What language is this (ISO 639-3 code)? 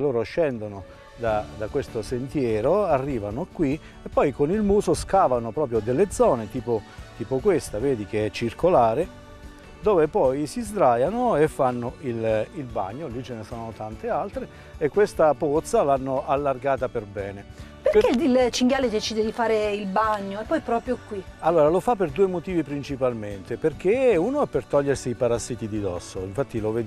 ita